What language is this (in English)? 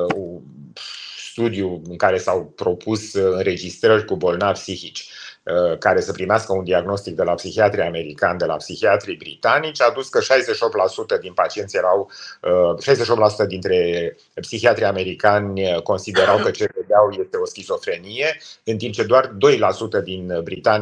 Romanian